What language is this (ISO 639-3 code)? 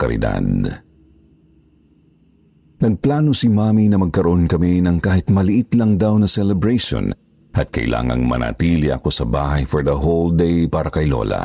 fil